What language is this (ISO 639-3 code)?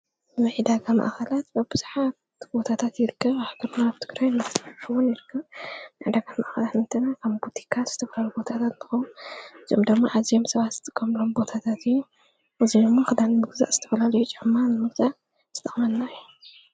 tir